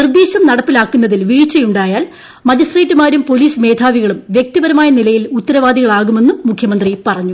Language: Malayalam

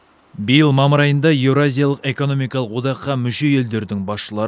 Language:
Kazakh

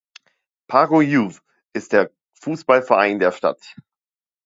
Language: German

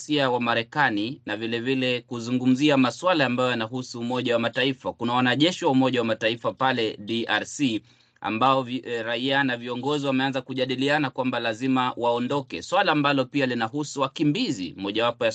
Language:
Swahili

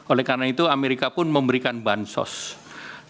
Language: Indonesian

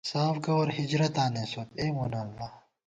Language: Gawar-Bati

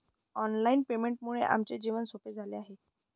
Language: Marathi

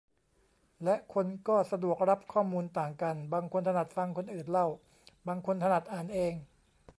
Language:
Thai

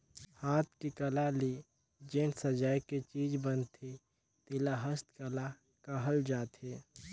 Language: Chhattisgarhi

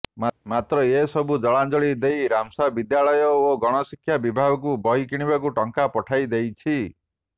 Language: Odia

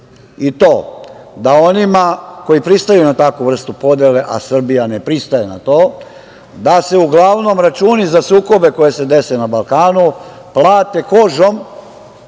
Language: Serbian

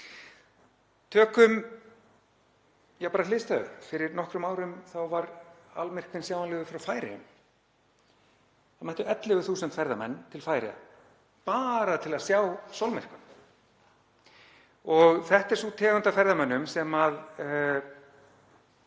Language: Icelandic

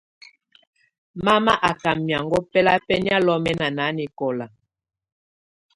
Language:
Tunen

